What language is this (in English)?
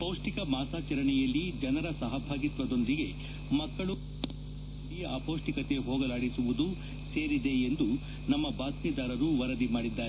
Kannada